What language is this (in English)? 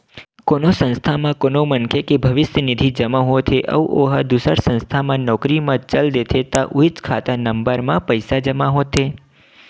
Chhattisgarhi